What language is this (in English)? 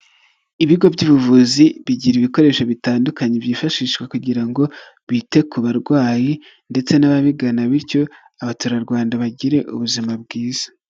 Kinyarwanda